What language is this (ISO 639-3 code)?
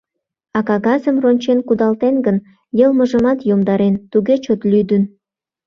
chm